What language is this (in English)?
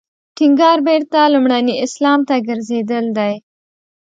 Pashto